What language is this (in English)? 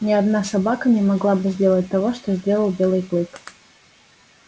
Russian